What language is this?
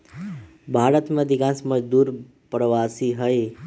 Magahi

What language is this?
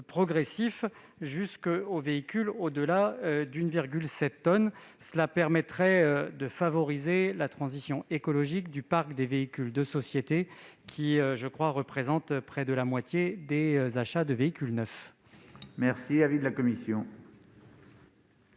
French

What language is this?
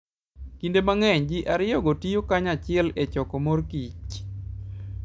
Luo (Kenya and Tanzania)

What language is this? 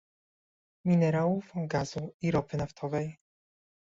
Polish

